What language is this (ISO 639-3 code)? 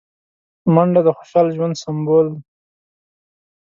pus